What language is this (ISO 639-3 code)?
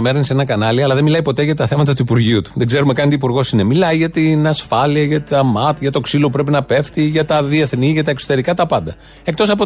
ell